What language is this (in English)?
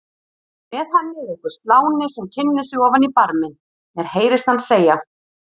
Icelandic